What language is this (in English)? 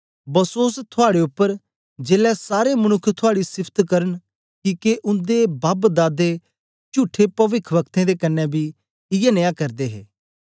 Dogri